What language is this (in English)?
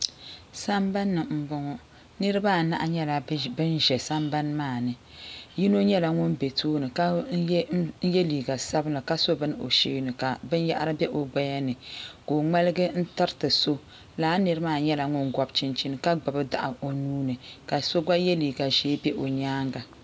Dagbani